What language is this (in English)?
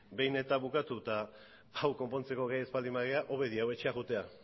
Basque